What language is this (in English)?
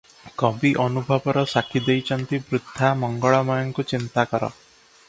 Odia